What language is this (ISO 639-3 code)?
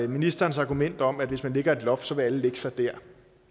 dan